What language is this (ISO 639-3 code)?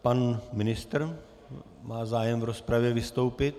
ces